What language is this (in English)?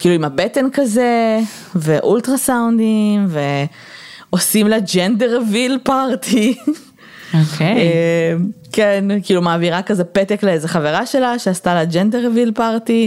Hebrew